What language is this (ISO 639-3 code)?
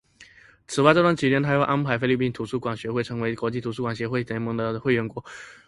zho